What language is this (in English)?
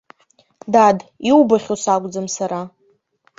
Abkhazian